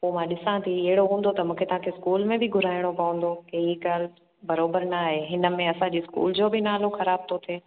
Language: Sindhi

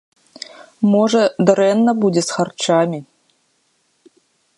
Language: Belarusian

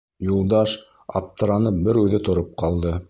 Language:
Bashkir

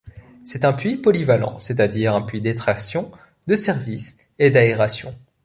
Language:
French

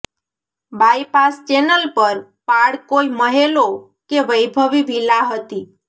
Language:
Gujarati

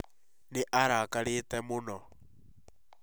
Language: Kikuyu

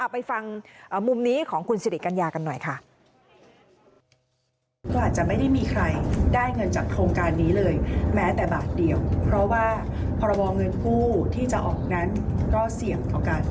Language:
Thai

